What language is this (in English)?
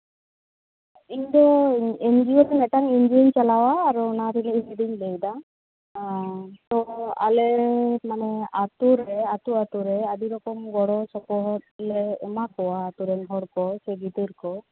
Santali